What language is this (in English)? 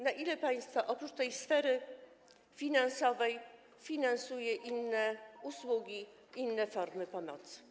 Polish